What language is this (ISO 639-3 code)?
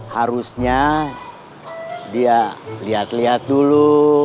ind